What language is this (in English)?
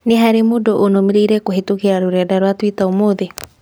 Kikuyu